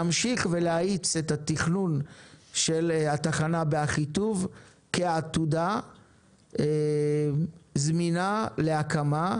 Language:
Hebrew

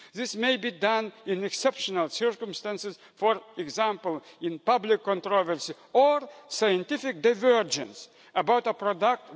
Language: English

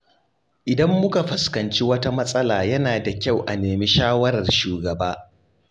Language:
Hausa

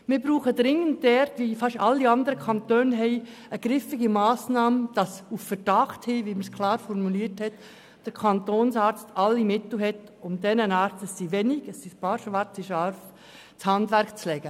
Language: Swiss German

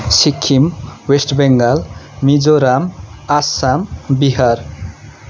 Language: Nepali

